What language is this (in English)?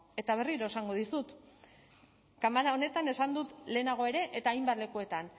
Basque